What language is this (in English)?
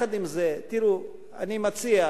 Hebrew